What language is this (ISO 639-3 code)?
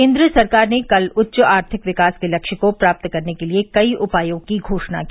hin